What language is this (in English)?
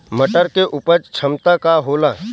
Bhojpuri